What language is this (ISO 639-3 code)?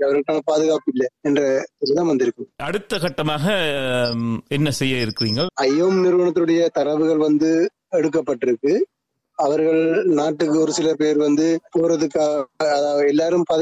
tam